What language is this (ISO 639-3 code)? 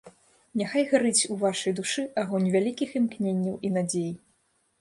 bel